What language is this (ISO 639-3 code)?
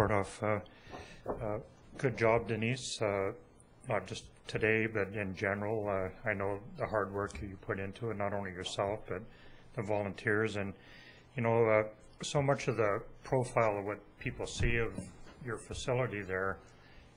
eng